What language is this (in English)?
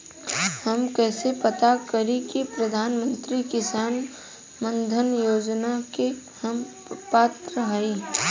Bhojpuri